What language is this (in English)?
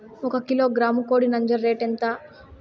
Telugu